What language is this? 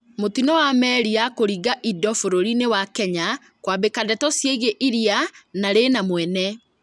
Kikuyu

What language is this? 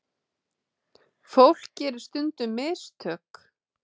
Icelandic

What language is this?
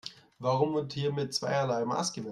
German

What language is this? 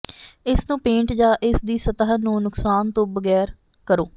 Punjabi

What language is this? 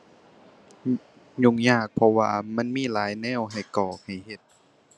Thai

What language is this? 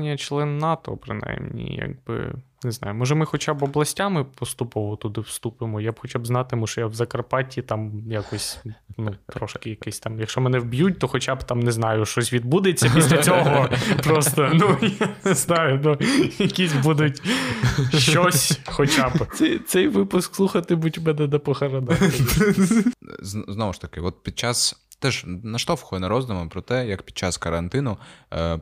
Ukrainian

